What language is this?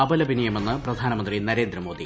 Malayalam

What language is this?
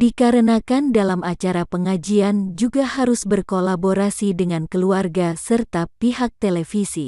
Indonesian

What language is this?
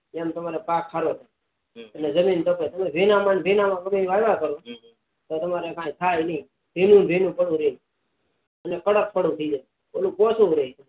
Gujarati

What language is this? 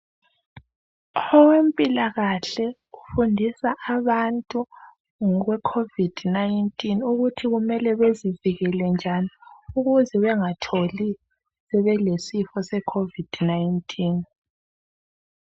North Ndebele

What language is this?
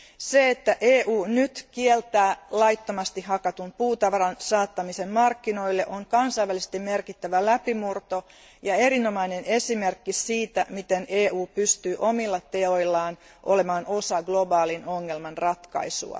Finnish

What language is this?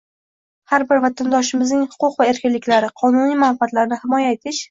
Uzbek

